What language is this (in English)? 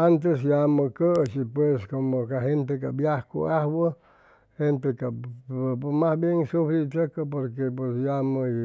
Chimalapa Zoque